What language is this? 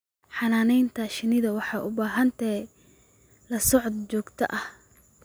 Somali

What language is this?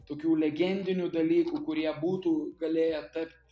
Lithuanian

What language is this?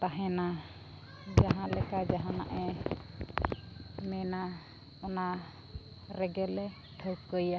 Santali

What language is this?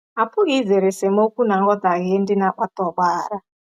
Igbo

